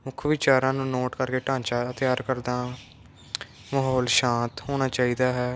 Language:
Punjabi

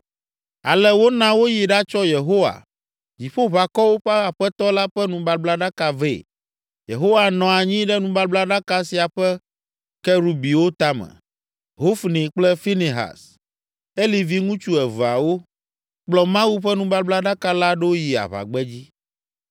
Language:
Ewe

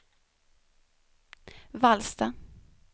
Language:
Swedish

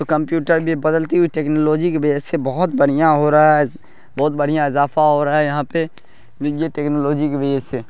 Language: Urdu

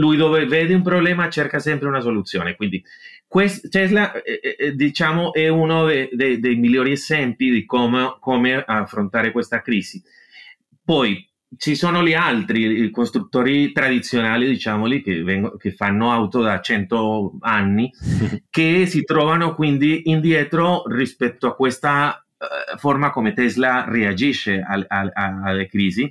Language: Italian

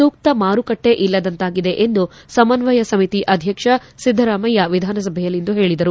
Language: Kannada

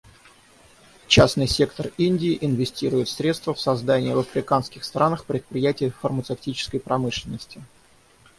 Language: Russian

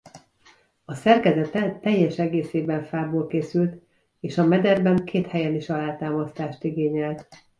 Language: Hungarian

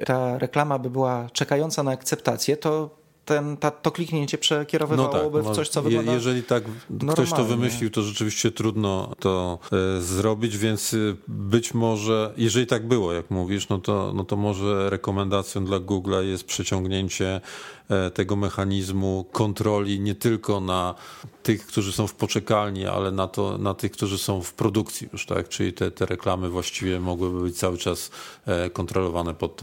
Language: Polish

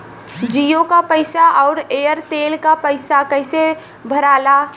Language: Bhojpuri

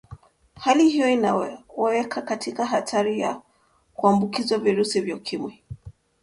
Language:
Swahili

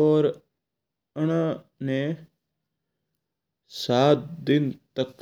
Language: Mewari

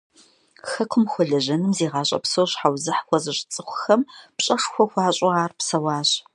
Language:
Kabardian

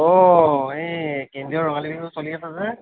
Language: Assamese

